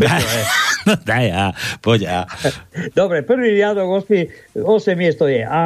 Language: Slovak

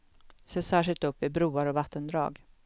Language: Swedish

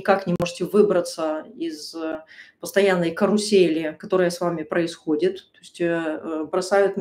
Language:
Russian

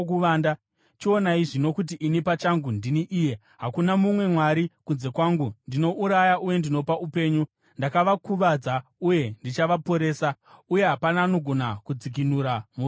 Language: Shona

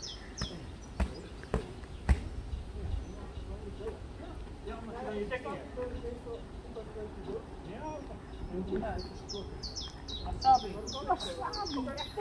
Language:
Dutch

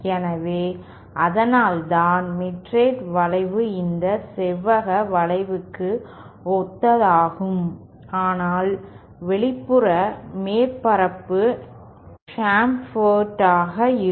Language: Tamil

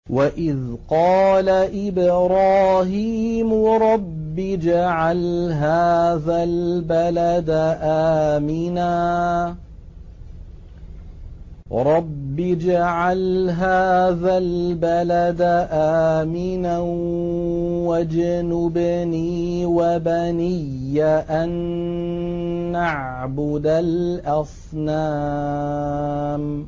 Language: Arabic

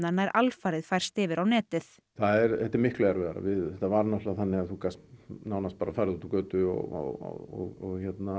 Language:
Icelandic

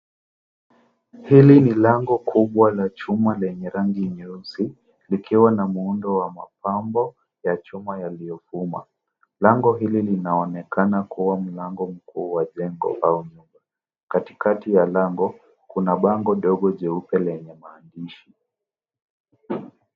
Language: Swahili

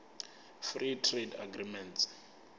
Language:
Venda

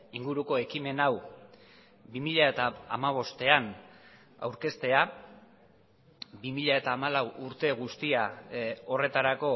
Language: Basque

